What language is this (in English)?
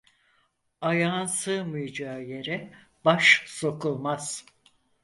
Turkish